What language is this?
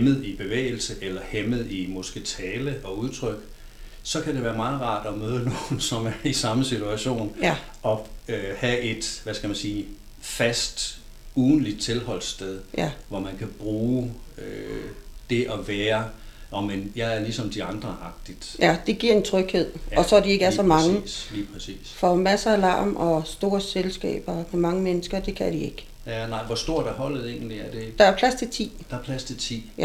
Danish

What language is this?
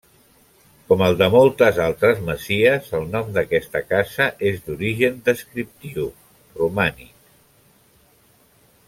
Catalan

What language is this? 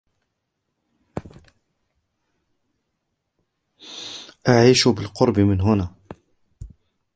Arabic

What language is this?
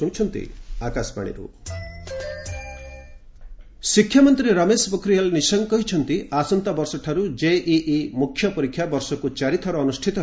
Odia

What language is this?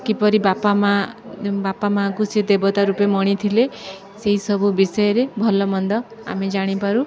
Odia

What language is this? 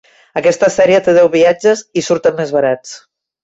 Catalan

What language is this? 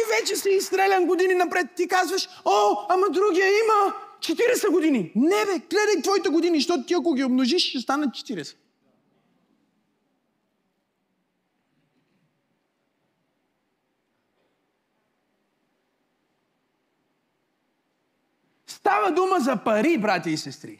Bulgarian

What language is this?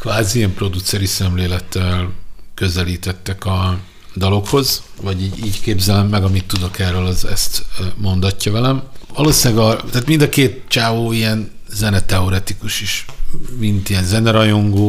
Hungarian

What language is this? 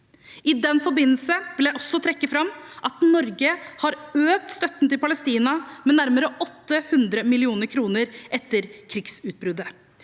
Norwegian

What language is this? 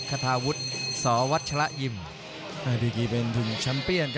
Thai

